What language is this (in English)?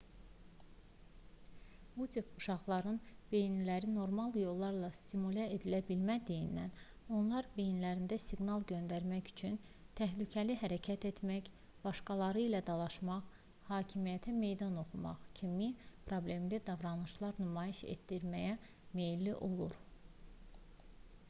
Azerbaijani